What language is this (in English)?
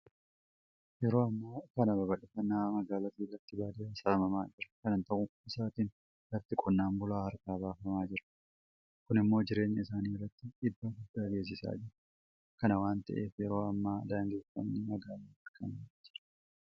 Oromo